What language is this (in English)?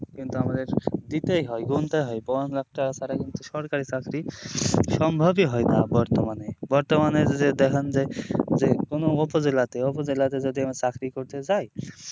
Bangla